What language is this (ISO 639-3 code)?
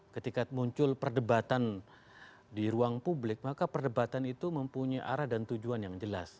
ind